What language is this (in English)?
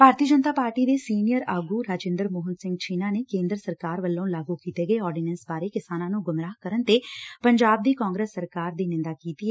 Punjabi